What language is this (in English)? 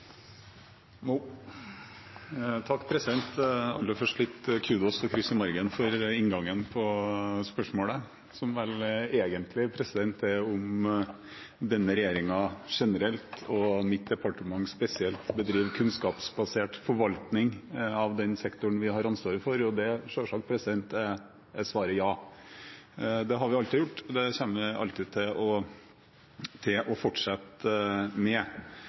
Norwegian Bokmål